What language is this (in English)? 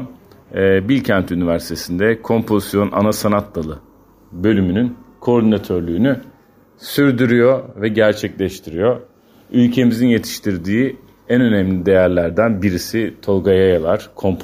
Turkish